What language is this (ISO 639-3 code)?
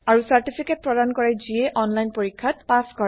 asm